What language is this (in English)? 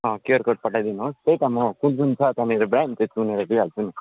Nepali